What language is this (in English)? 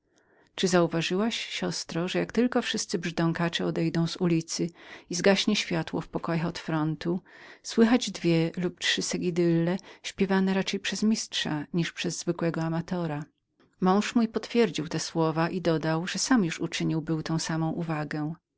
Polish